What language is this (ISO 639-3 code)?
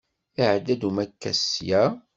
kab